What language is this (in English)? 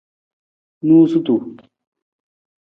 Nawdm